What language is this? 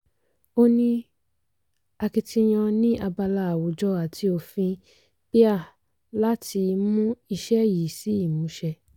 Yoruba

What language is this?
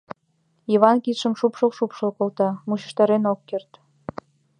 Mari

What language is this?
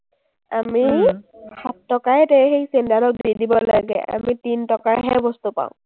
Assamese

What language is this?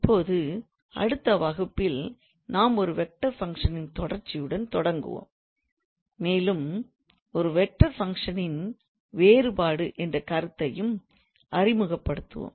Tamil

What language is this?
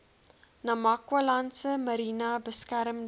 Afrikaans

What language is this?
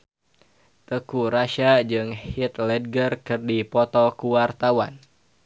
Sundanese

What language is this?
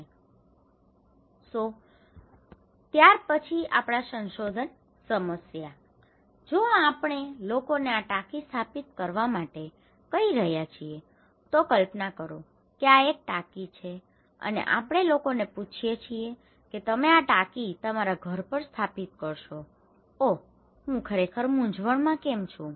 Gujarati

